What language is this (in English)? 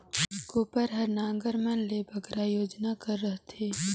Chhattisgarhi